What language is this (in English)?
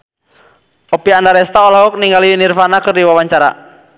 Sundanese